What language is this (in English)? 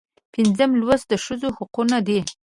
Pashto